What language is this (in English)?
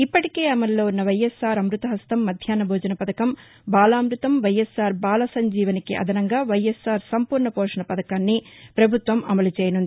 Telugu